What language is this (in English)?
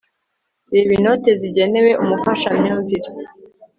Kinyarwanda